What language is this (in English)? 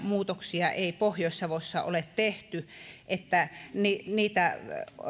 Finnish